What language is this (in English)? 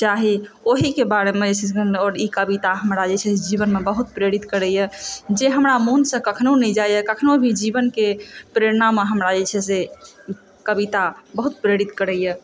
Maithili